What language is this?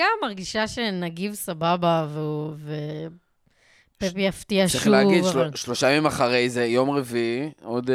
Hebrew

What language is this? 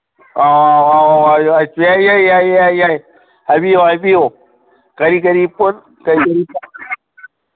Manipuri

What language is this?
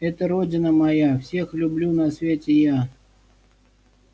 Russian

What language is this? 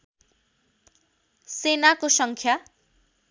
Nepali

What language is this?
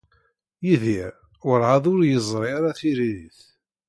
Kabyle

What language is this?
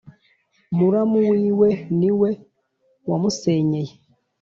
Kinyarwanda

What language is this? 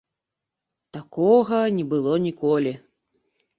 Belarusian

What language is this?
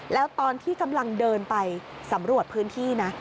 Thai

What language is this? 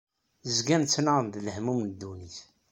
Kabyle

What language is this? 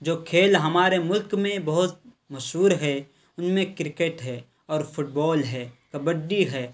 Urdu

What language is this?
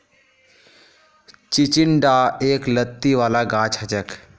Magahi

